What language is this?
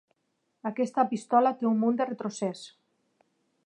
Catalan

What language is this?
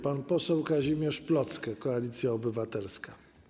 Polish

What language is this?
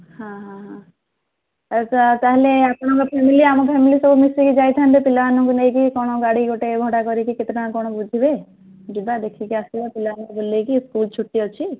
Odia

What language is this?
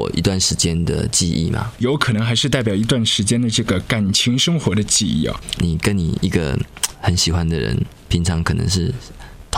Chinese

